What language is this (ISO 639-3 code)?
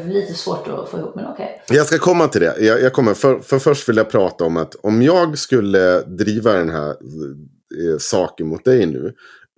swe